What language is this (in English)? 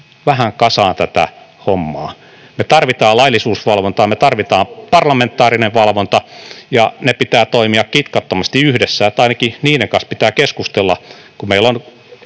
Finnish